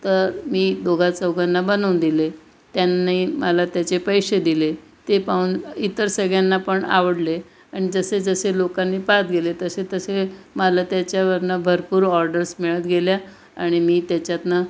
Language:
Marathi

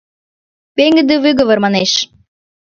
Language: Mari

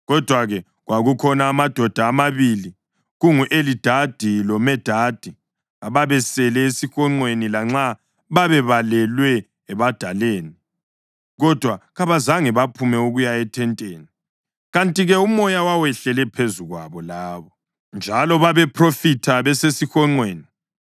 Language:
North Ndebele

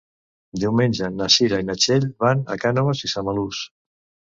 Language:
Catalan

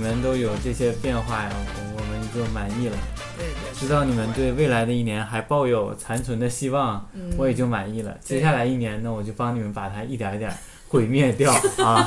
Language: Chinese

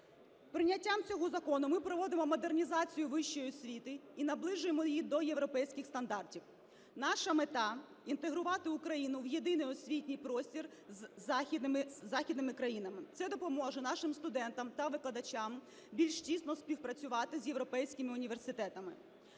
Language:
Ukrainian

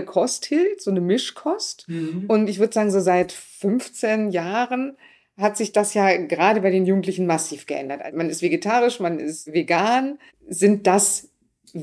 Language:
German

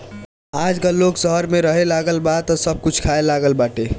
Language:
Bhojpuri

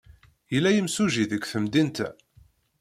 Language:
Kabyle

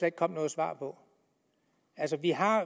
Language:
Danish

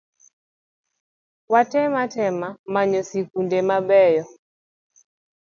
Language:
Luo (Kenya and Tanzania)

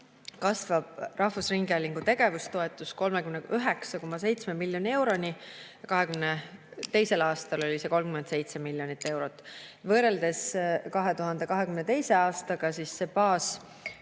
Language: Estonian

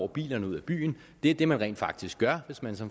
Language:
Danish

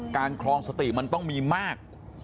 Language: Thai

